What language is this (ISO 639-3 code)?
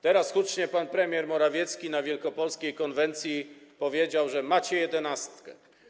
pol